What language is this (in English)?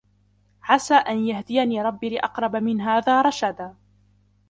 Arabic